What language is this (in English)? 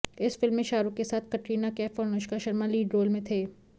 Hindi